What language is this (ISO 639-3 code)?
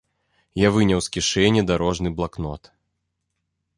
bel